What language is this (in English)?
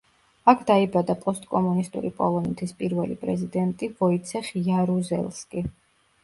Georgian